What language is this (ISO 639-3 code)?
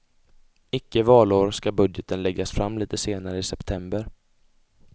swe